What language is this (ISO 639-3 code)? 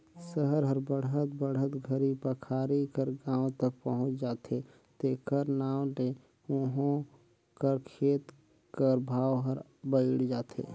hne